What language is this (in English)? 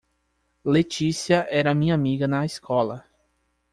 Portuguese